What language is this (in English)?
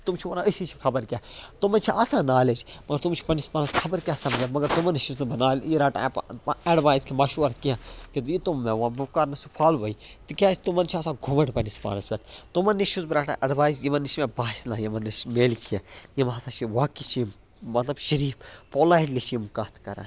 Kashmiri